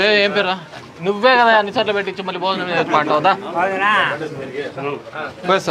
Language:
Arabic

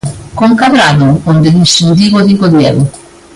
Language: Galician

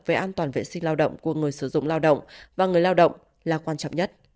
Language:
Vietnamese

